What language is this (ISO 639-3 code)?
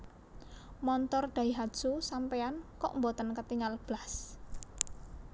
jav